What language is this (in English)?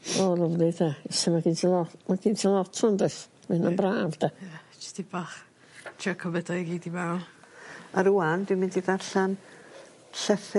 Welsh